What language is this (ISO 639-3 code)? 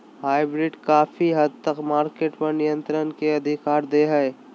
mag